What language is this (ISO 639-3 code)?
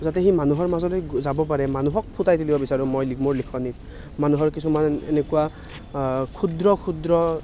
asm